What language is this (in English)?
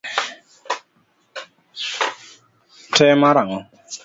Luo (Kenya and Tanzania)